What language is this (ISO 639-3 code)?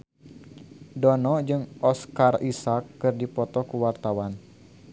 sun